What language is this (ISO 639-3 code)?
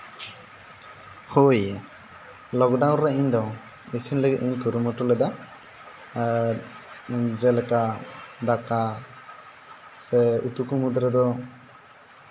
sat